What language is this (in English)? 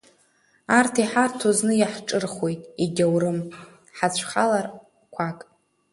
Abkhazian